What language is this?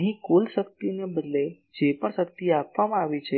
Gujarati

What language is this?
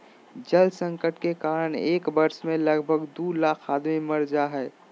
Magahi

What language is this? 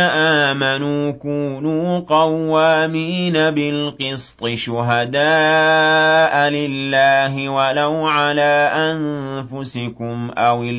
Arabic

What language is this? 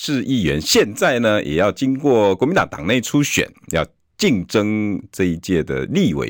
Chinese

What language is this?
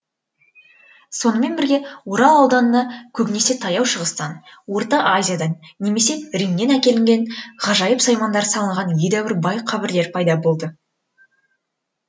Kazakh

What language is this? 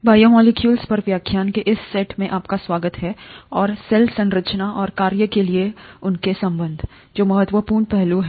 Hindi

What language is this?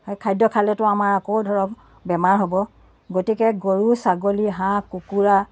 Assamese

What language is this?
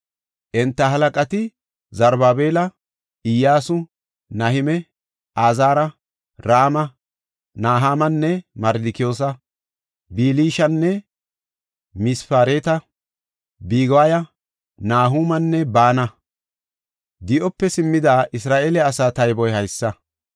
Gofa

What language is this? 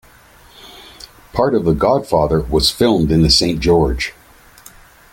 English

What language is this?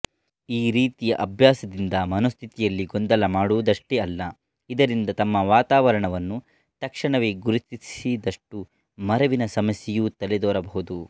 Kannada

